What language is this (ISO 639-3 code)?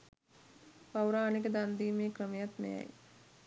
sin